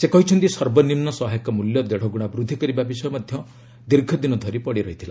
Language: Odia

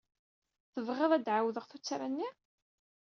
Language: Kabyle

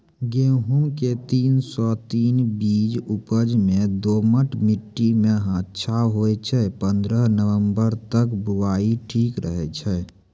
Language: Maithili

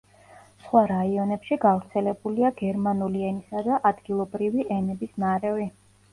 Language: Georgian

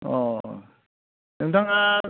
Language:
Bodo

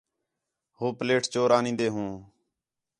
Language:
Khetrani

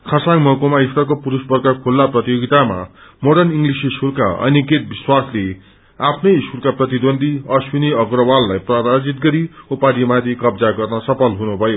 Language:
Nepali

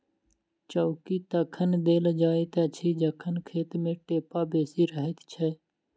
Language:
Maithili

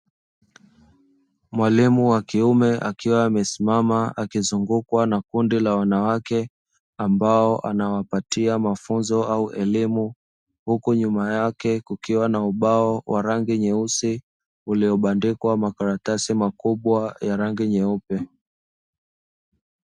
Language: Swahili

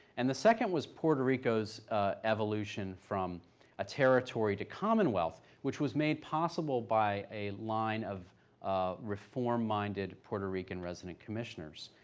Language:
English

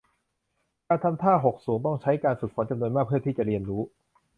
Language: Thai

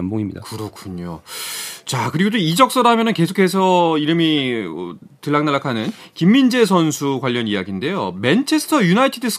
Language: Korean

